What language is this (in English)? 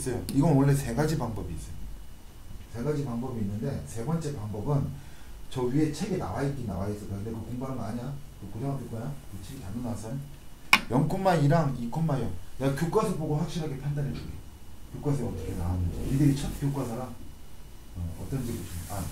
Korean